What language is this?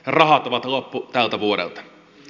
Finnish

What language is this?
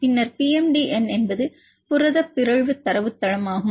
Tamil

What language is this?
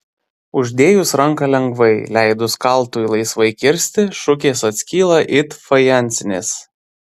Lithuanian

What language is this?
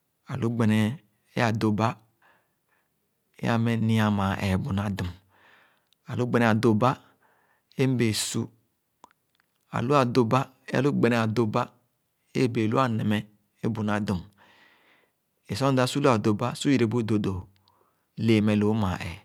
Khana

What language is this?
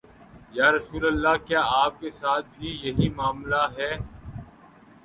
Urdu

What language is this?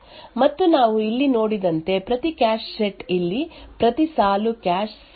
Kannada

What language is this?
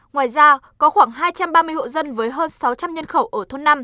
Vietnamese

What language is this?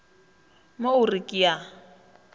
Northern Sotho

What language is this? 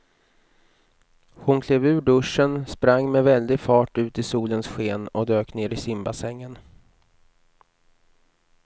Swedish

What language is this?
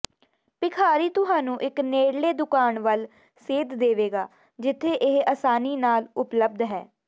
Punjabi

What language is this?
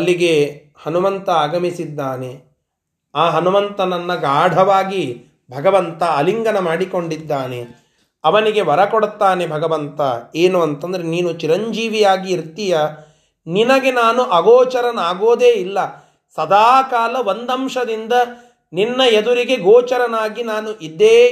Kannada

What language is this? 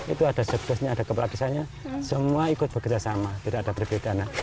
Indonesian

